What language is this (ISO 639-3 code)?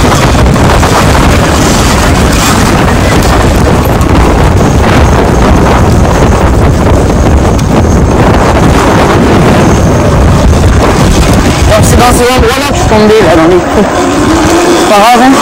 fra